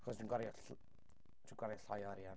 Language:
Welsh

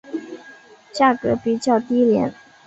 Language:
Chinese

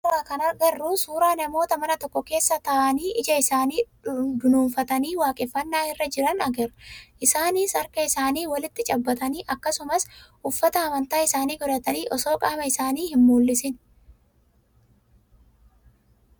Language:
Oromo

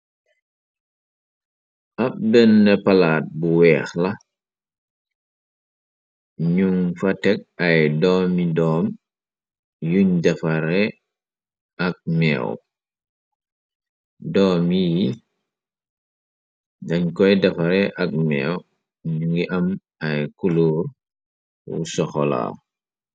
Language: Wolof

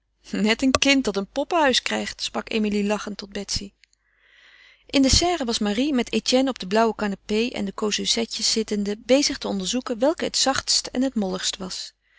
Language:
Dutch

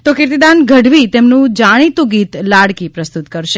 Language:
Gujarati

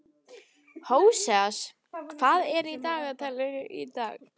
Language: Icelandic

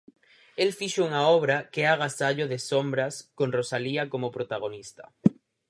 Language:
Galician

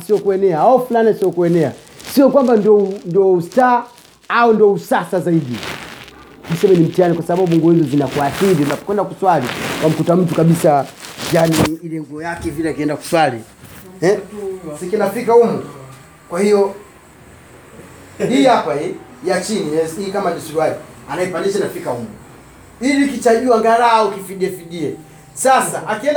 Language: Swahili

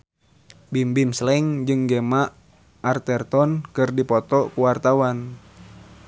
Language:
Sundanese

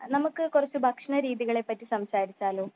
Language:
Malayalam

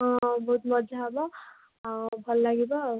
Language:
Odia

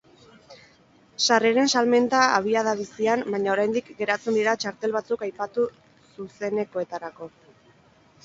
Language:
Basque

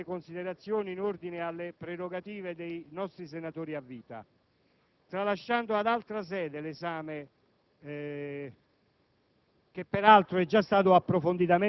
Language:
Italian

